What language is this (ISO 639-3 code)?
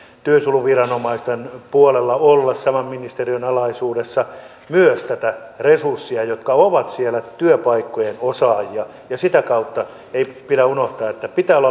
fin